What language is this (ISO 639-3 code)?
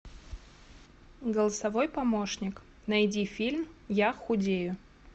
rus